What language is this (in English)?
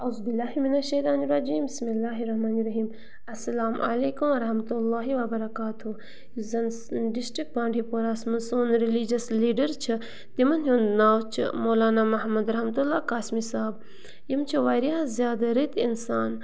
Kashmiri